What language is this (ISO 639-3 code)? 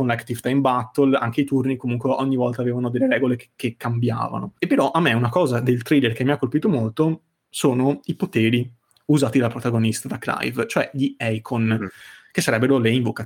ita